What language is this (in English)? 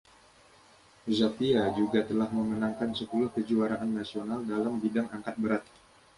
Indonesian